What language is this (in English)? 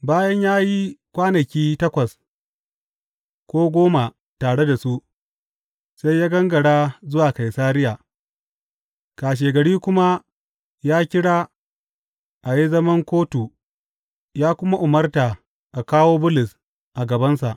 Hausa